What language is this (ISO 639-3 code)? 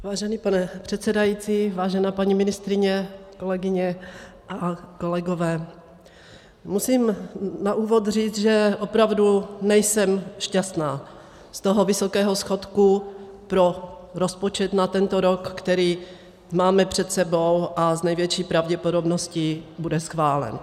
ces